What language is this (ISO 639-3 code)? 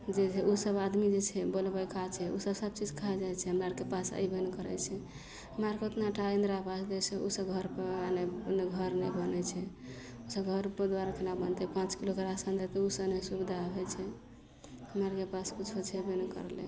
mai